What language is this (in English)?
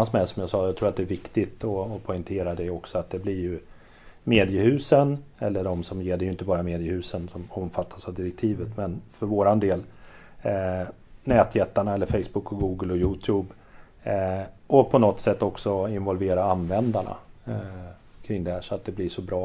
Swedish